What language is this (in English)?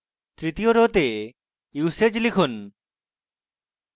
Bangla